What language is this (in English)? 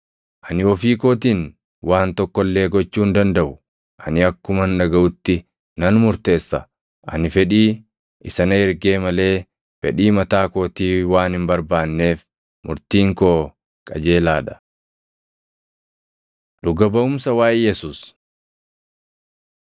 Oromo